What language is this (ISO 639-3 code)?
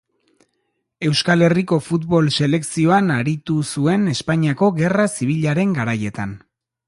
eus